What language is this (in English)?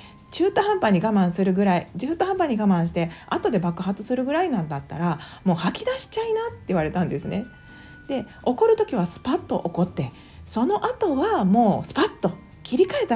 Japanese